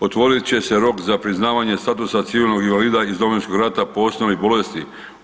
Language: Croatian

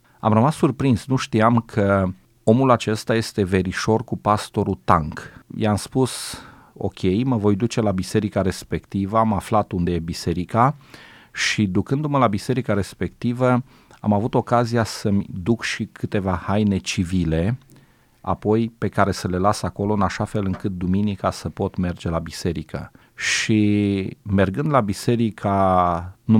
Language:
Romanian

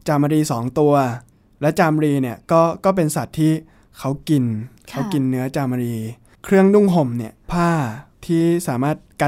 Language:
Thai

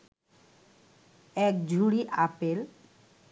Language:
Bangla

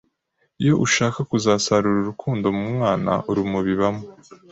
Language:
Kinyarwanda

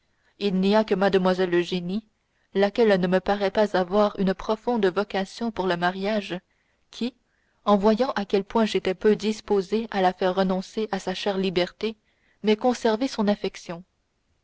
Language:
French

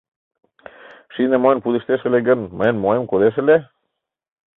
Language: Mari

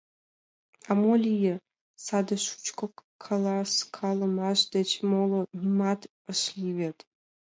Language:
Mari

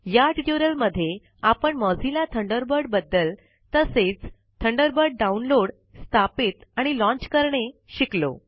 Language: Marathi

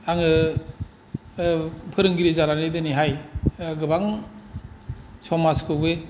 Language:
Bodo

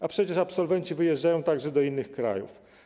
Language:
Polish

